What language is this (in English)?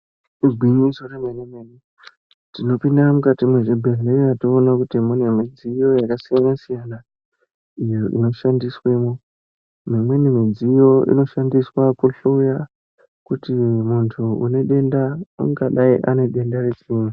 Ndau